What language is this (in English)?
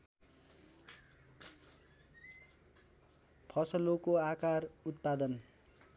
Nepali